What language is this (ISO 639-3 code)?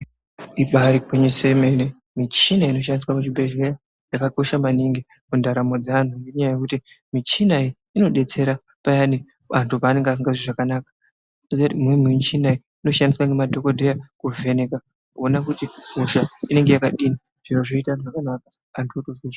ndc